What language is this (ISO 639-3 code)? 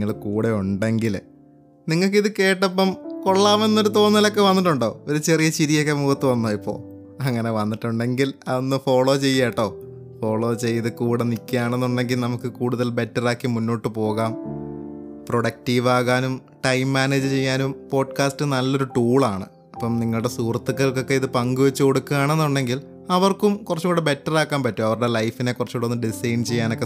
mal